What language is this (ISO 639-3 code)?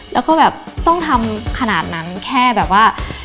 tha